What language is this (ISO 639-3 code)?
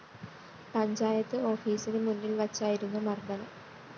mal